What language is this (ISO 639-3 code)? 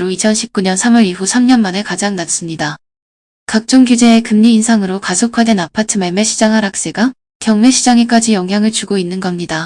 kor